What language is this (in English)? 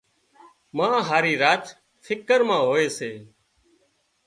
Wadiyara Koli